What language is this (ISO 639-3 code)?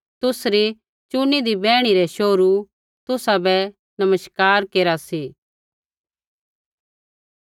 kfx